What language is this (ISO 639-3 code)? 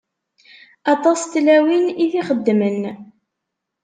kab